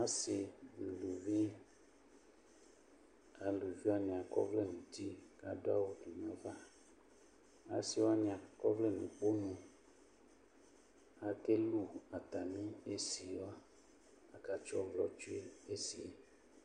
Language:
Ikposo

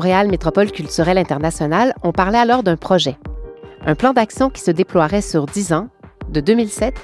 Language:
French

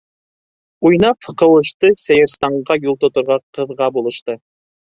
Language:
Bashkir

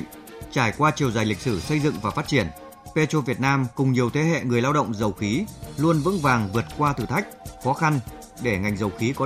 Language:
Vietnamese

